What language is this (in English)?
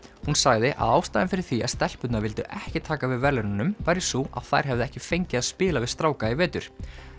Icelandic